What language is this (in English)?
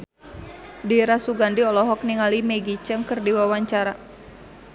Sundanese